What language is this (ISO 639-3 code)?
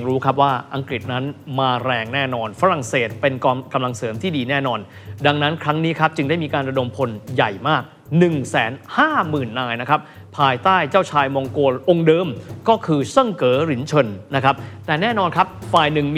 tha